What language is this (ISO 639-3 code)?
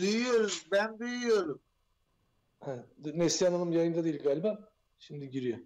tur